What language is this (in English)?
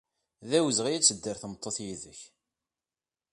Kabyle